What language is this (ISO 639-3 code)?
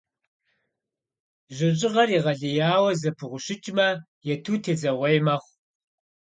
kbd